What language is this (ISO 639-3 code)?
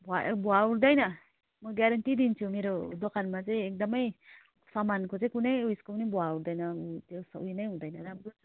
nep